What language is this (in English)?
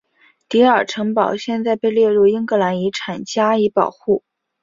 Chinese